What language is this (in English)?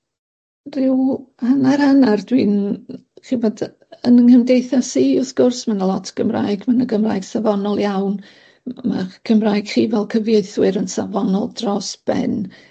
Welsh